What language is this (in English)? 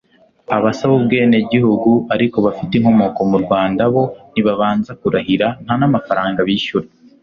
Kinyarwanda